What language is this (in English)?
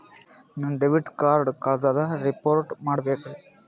Kannada